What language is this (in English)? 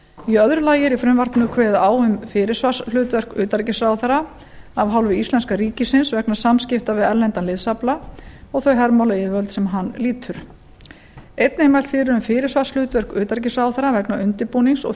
Icelandic